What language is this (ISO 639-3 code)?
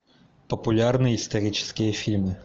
rus